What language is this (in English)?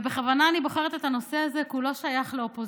Hebrew